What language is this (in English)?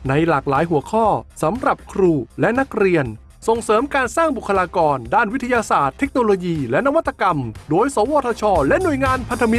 Thai